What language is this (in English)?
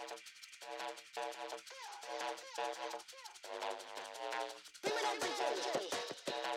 Arabic